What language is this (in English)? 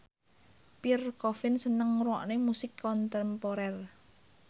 Javanese